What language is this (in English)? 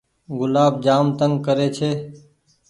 Goaria